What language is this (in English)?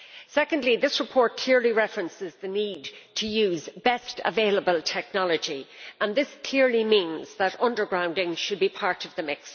English